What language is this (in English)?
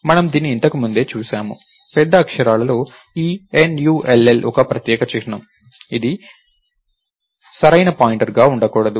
Telugu